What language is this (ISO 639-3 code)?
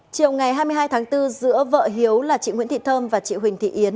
vie